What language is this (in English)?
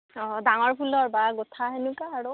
Assamese